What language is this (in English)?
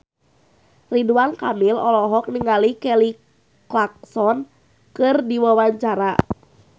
Sundanese